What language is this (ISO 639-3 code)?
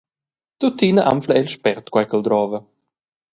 roh